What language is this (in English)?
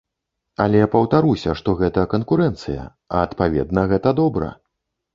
Belarusian